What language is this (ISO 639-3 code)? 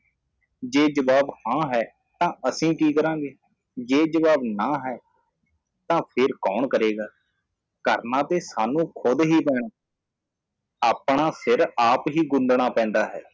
pan